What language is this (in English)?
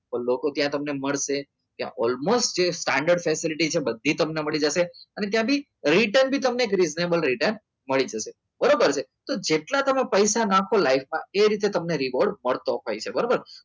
Gujarati